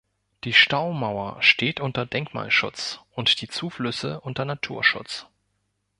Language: German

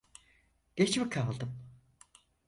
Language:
Turkish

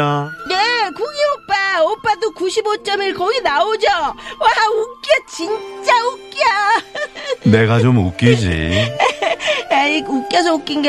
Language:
Korean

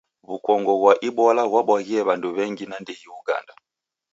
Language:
Taita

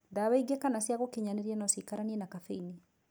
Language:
Kikuyu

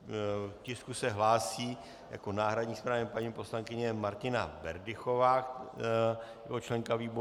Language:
Czech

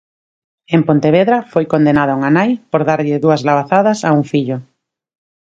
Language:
Galician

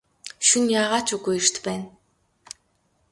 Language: Mongolian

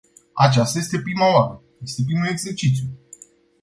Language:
Romanian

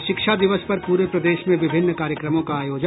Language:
Hindi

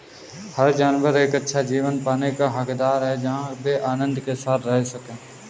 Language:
Hindi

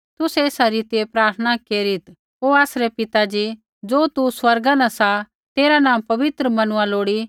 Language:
Kullu Pahari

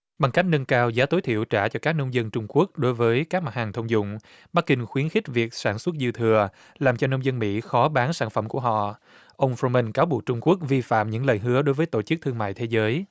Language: Vietnamese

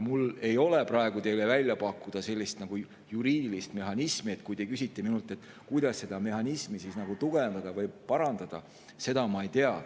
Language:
Estonian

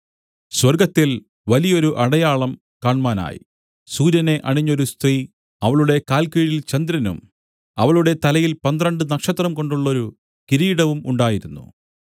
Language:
Malayalam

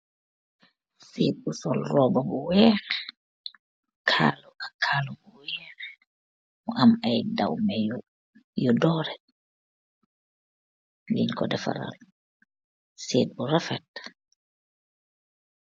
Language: Wolof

